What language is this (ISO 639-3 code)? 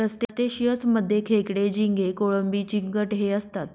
mar